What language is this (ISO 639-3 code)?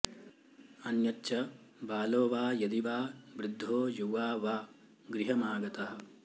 san